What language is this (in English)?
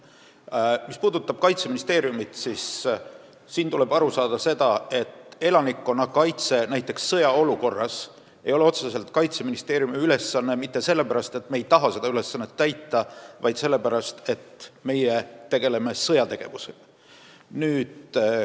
Estonian